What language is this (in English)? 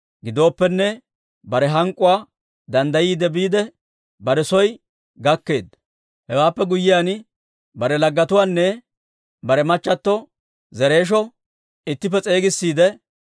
Dawro